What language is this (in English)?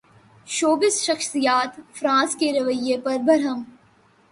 Urdu